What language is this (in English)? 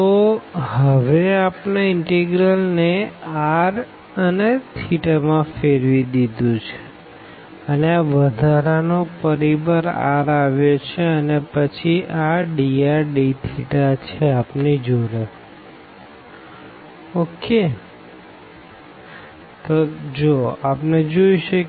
Gujarati